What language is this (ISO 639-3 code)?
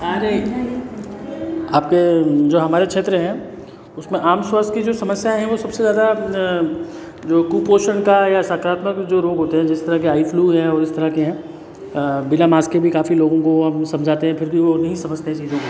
hin